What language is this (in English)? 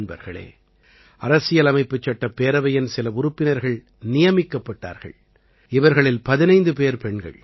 Tamil